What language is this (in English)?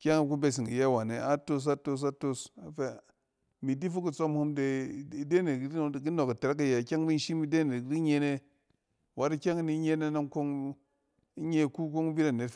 Cen